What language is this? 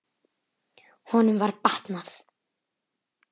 Icelandic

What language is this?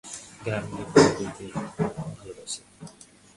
Bangla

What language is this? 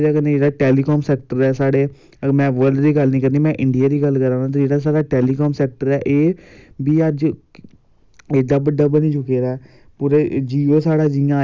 Dogri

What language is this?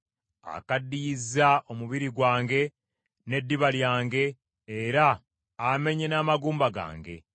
Ganda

